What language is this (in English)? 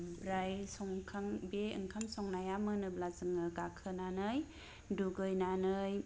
Bodo